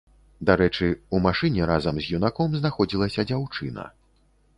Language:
Belarusian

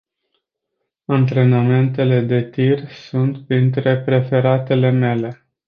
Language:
Romanian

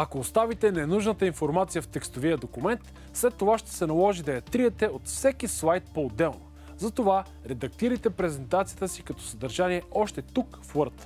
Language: Bulgarian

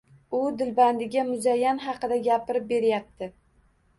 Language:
Uzbek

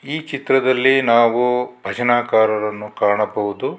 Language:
Kannada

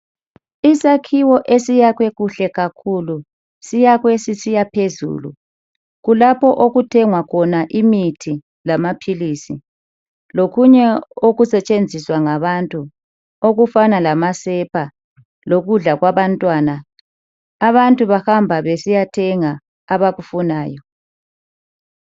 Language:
North Ndebele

